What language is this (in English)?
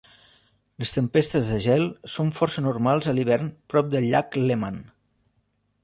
Catalan